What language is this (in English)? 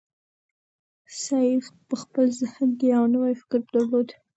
Pashto